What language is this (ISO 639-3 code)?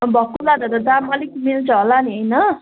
nep